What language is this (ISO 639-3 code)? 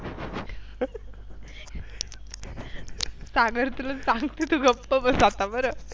mar